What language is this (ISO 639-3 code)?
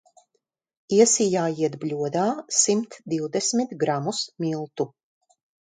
lav